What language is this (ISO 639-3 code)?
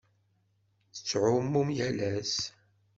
kab